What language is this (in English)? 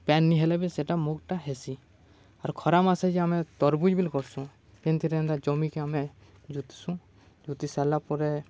Odia